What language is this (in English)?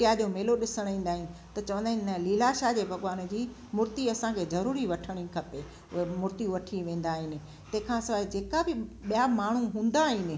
Sindhi